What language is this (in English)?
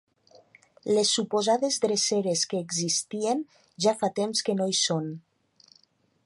Catalan